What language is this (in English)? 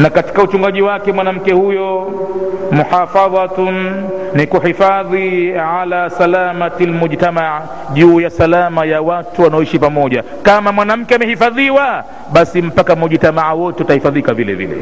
Swahili